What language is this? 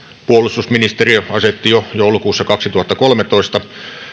Finnish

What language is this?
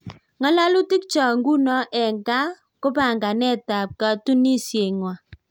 Kalenjin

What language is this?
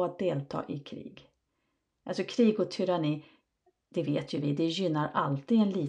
Swedish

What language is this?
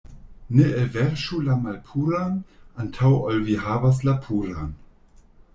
Esperanto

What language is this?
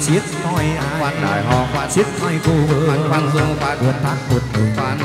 Vietnamese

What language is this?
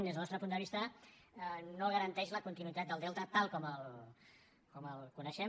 Catalan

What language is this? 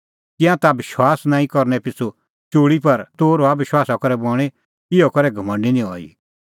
Kullu Pahari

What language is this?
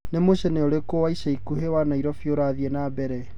Kikuyu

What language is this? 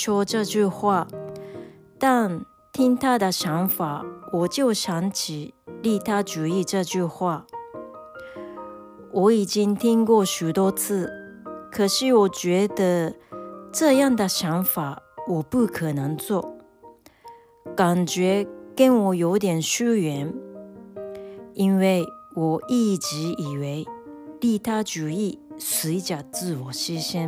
Chinese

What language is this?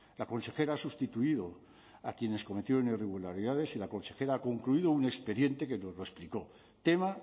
Spanish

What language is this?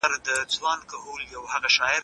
Pashto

